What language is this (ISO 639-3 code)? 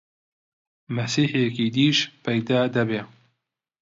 ckb